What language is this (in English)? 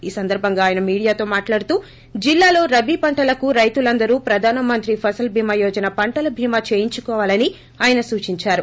Telugu